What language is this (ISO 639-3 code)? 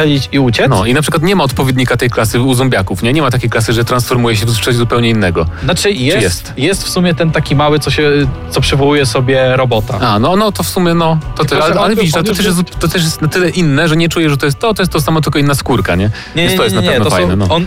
pol